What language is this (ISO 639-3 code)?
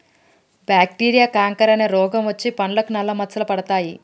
tel